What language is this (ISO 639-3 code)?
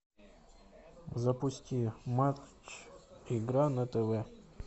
rus